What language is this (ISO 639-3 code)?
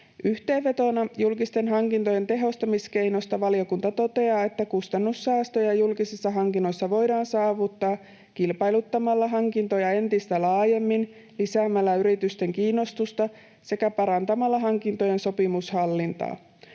fin